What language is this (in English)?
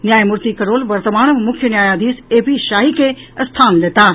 Maithili